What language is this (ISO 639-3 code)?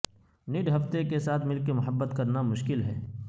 urd